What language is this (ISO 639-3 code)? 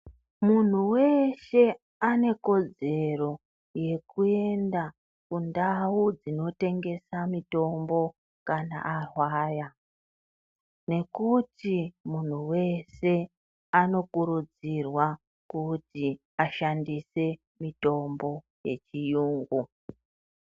ndc